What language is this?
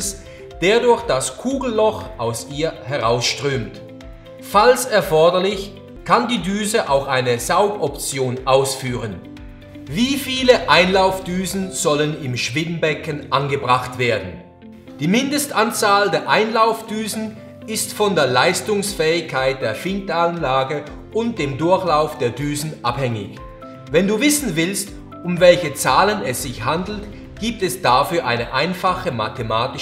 German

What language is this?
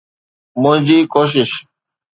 Sindhi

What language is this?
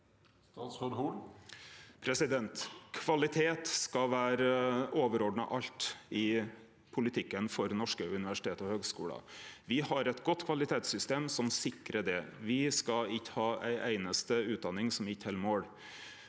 Norwegian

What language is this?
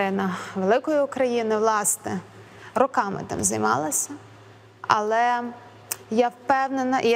Ukrainian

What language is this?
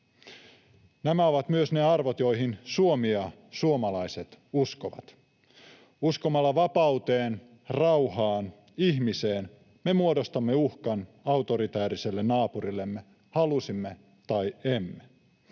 Finnish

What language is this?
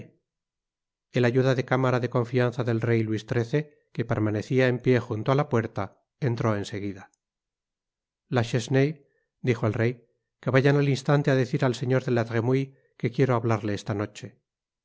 Spanish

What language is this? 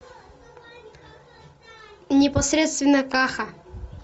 Russian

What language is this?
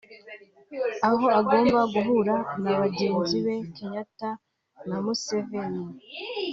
Kinyarwanda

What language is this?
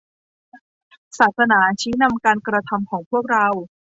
Thai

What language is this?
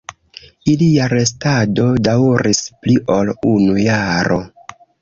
Esperanto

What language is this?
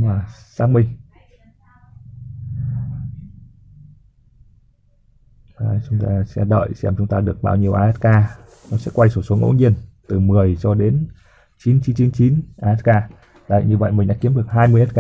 Vietnamese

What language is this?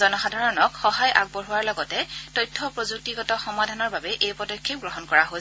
Assamese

